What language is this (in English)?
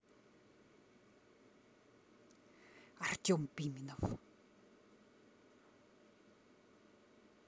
Russian